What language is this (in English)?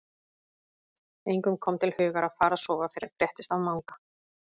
Icelandic